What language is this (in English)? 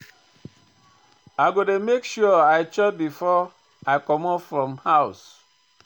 Nigerian Pidgin